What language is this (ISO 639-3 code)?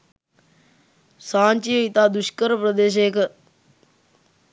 sin